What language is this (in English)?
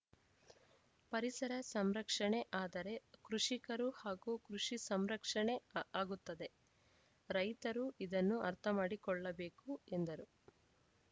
Kannada